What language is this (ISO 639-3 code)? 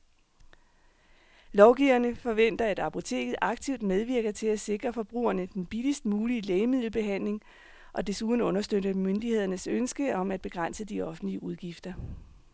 dan